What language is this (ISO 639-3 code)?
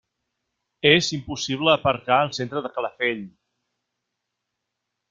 cat